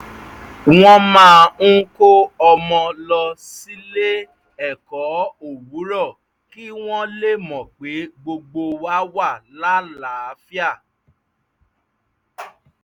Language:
Yoruba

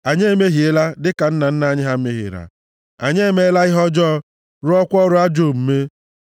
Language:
Igbo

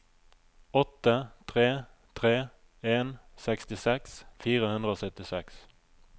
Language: Norwegian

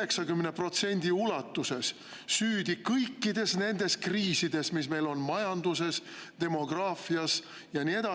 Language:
Estonian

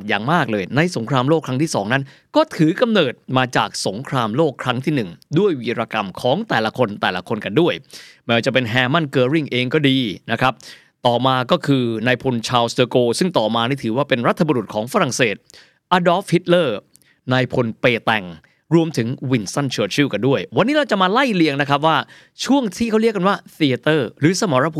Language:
Thai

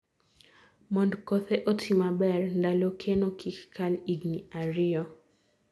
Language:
Luo (Kenya and Tanzania)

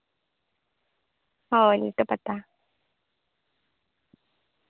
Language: Santali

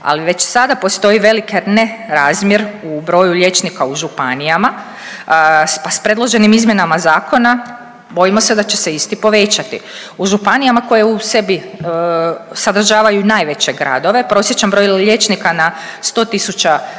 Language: Croatian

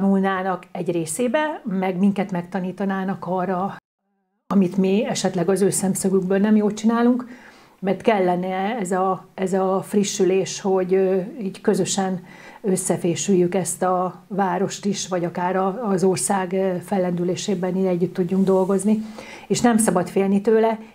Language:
Hungarian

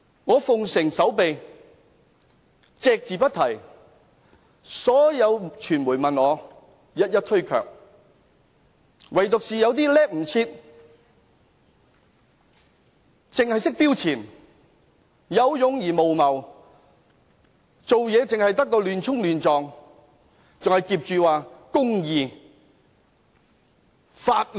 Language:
Cantonese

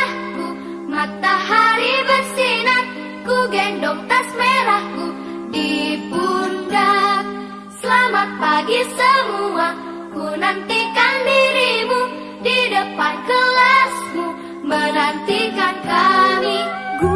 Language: Indonesian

